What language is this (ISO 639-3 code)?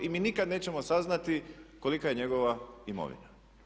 hrv